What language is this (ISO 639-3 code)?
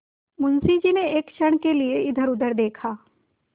hin